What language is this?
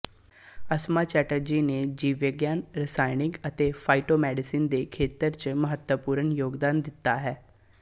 Punjabi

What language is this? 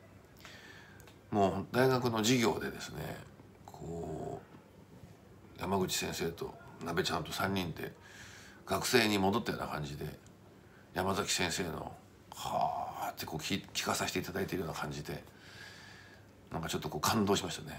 Japanese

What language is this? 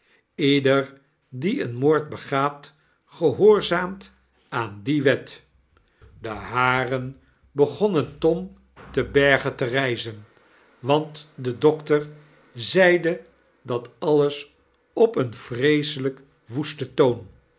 Dutch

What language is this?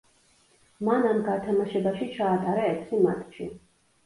Georgian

